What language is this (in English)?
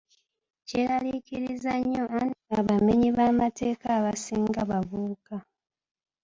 Ganda